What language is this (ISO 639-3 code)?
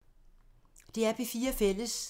dan